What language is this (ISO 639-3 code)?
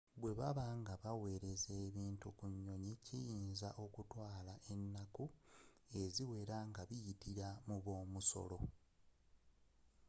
lug